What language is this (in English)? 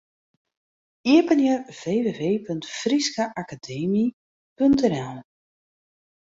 Western Frisian